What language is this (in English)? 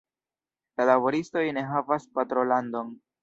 Esperanto